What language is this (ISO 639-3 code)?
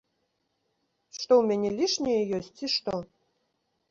bel